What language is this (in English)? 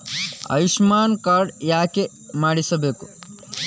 Kannada